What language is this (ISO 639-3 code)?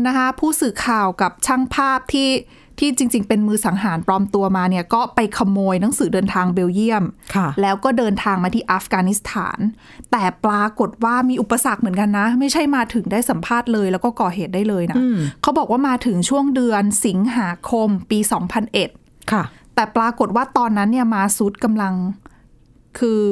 tha